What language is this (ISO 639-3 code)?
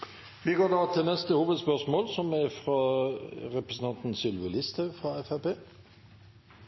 nor